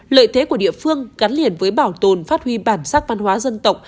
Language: Vietnamese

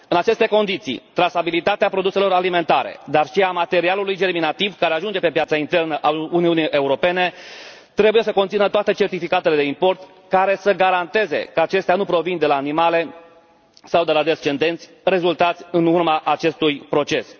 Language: Romanian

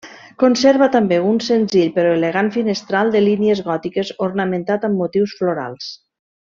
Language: Catalan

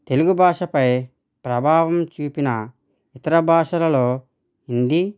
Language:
Telugu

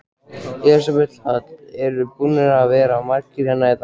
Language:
Icelandic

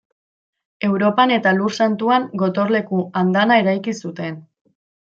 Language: Basque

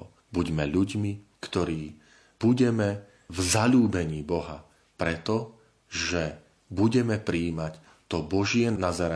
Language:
Slovak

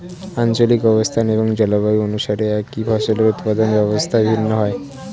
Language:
Bangla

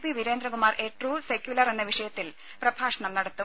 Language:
Malayalam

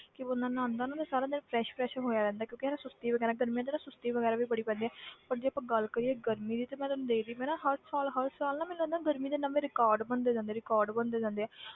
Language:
Punjabi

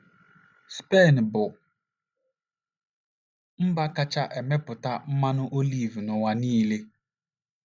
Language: Igbo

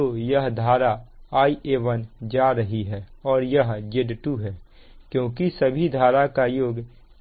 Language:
Hindi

